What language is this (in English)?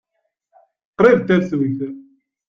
Kabyle